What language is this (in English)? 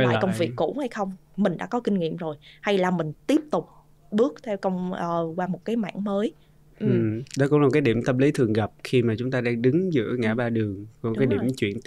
Vietnamese